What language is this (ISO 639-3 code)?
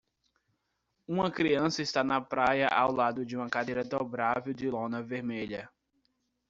por